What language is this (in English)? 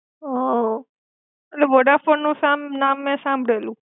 Gujarati